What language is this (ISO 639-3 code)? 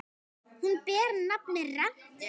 isl